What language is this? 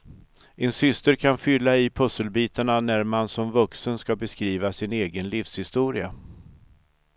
Swedish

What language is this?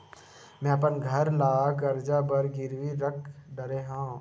Chhattisgarhi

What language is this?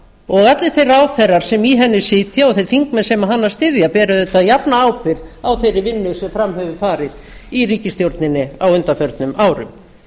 Icelandic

